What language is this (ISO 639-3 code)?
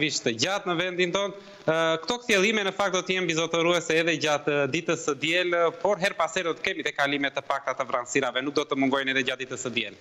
ron